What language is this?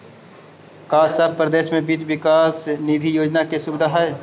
Magahi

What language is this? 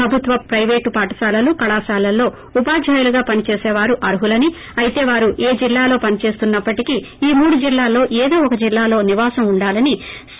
Telugu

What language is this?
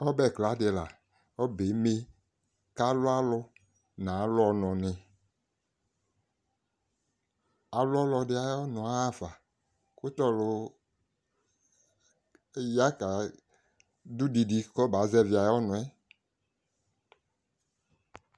Ikposo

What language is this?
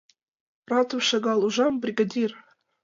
Mari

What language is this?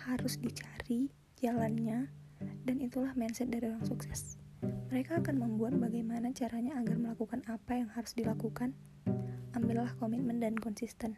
Indonesian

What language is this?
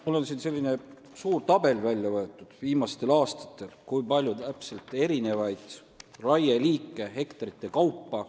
Estonian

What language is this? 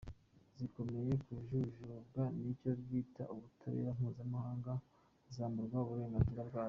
Kinyarwanda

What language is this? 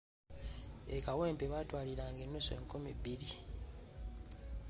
Ganda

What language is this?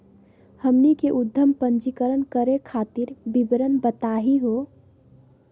Magahi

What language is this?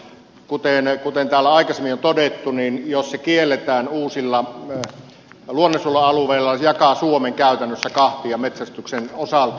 Finnish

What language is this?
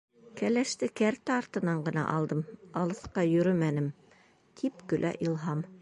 Bashkir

